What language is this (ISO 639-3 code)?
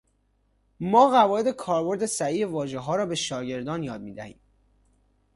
fas